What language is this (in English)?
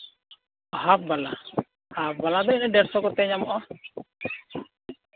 Santali